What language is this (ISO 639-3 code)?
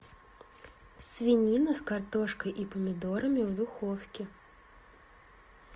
rus